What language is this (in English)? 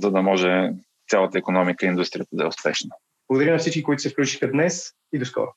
Bulgarian